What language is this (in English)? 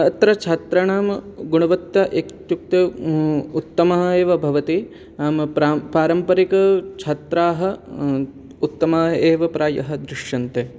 Sanskrit